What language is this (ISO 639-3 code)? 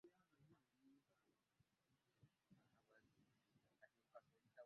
lug